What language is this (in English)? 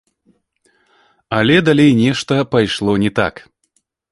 Belarusian